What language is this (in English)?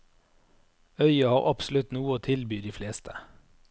Norwegian